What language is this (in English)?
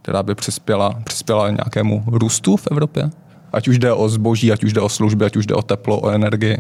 Czech